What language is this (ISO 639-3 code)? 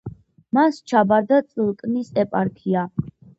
kat